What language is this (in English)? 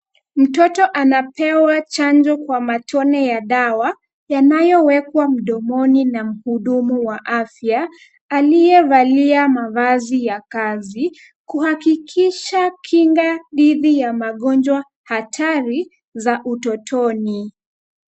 Swahili